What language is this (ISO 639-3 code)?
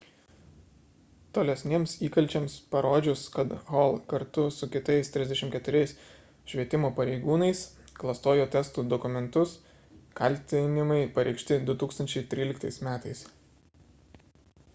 lit